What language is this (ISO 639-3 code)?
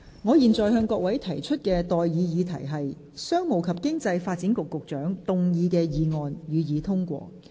yue